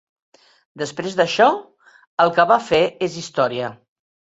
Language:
Catalan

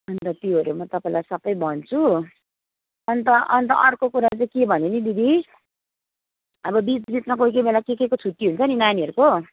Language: Nepali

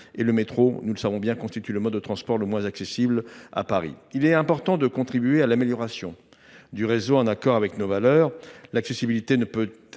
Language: French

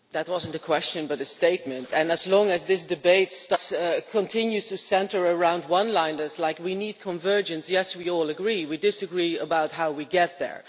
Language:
English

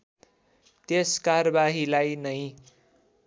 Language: Nepali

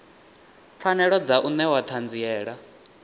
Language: Venda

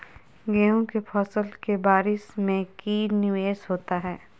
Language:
Magahi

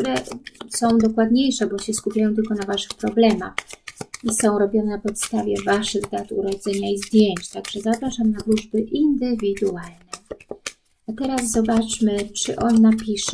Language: Polish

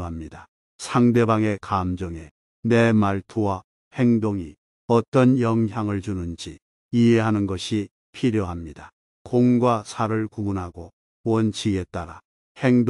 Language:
Korean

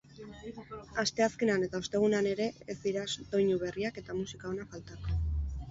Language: Basque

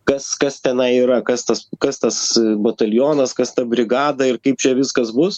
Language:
Lithuanian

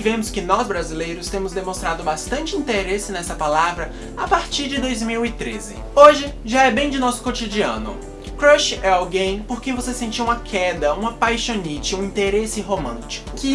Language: Portuguese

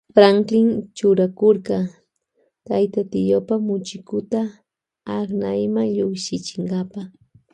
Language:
Loja Highland Quichua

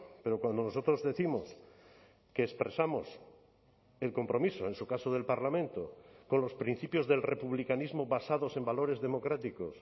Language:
Spanish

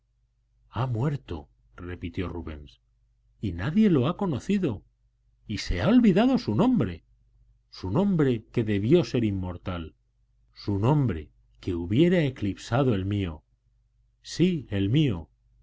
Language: Spanish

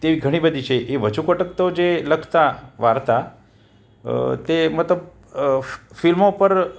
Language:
Gujarati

